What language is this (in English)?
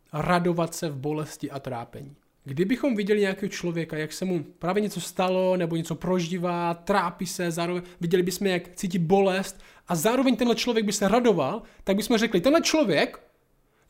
Czech